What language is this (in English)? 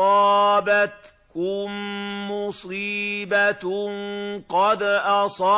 Arabic